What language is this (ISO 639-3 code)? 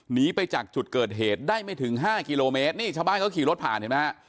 tha